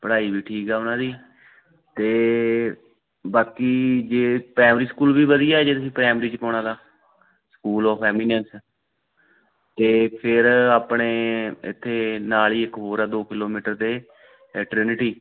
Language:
Punjabi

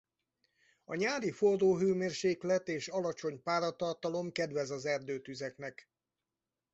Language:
Hungarian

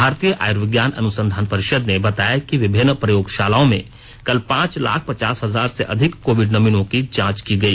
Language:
Hindi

